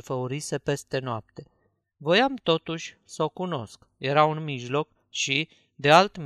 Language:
Romanian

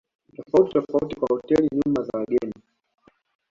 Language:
Swahili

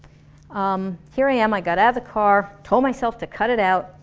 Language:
English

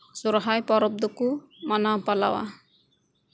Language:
Santali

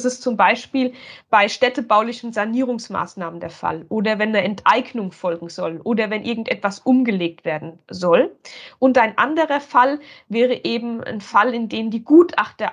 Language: German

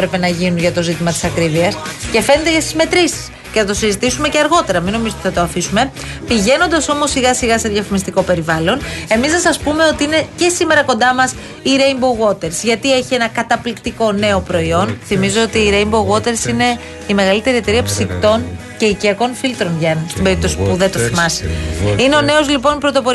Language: Greek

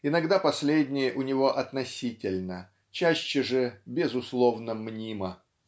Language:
Russian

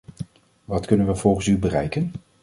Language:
Dutch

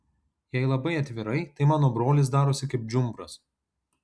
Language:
Lithuanian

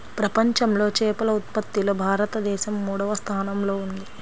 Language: Telugu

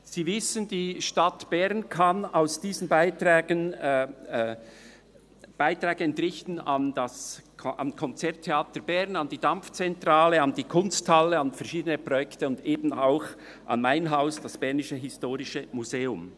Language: Swiss German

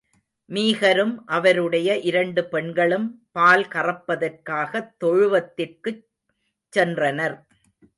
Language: Tamil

